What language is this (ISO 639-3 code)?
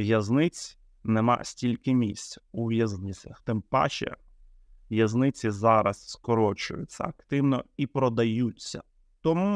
ukr